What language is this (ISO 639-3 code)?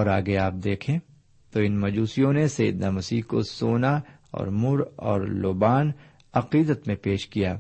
urd